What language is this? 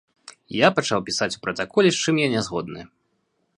Belarusian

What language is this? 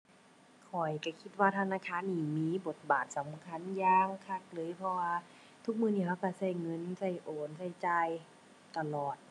Thai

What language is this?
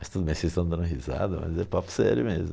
Portuguese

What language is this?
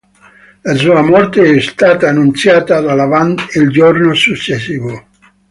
Italian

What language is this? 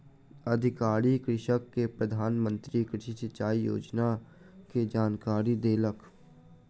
Maithili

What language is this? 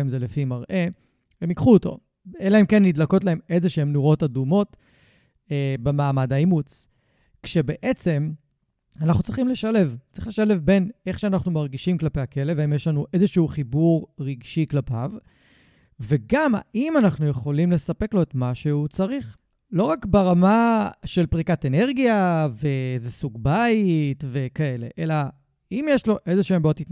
Hebrew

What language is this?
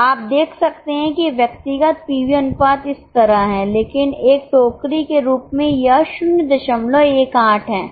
Hindi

